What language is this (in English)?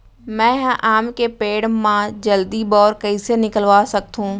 Chhattisgarhi